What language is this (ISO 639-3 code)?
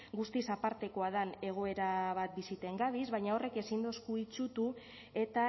eus